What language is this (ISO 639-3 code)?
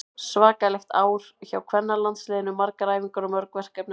isl